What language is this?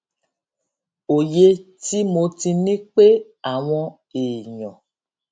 Yoruba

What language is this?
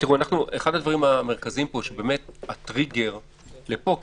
Hebrew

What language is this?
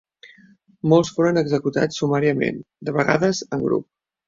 Catalan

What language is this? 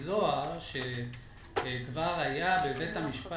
Hebrew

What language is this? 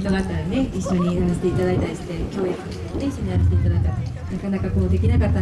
Japanese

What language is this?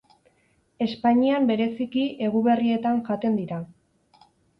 Basque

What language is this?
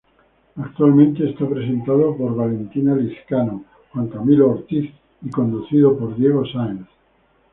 Spanish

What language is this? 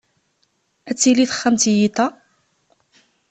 Kabyle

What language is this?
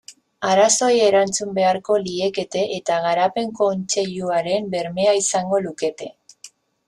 Basque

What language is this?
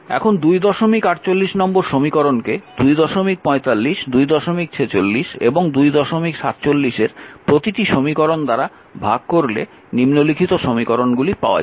Bangla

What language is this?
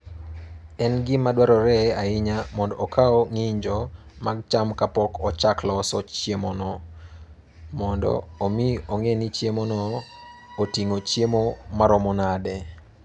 Luo (Kenya and Tanzania)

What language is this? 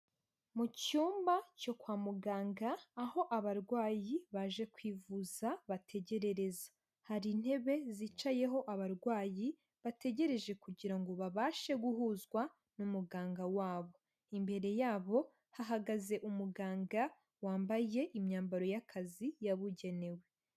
Kinyarwanda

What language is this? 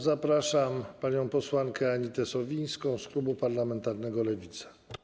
Polish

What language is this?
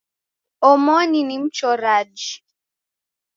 Taita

